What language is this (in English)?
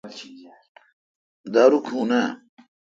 Kalkoti